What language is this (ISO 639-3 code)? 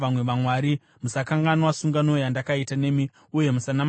sna